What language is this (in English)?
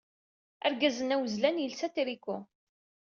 Kabyle